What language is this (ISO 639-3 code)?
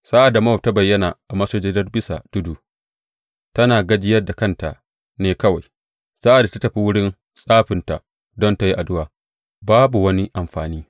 hau